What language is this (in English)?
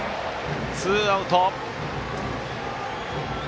Japanese